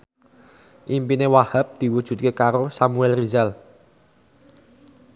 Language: Javanese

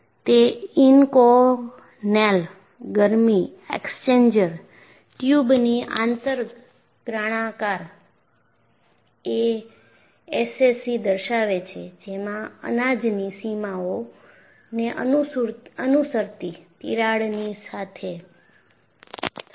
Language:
Gujarati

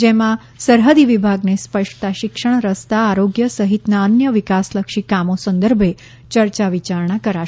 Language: Gujarati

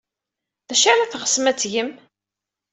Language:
Kabyle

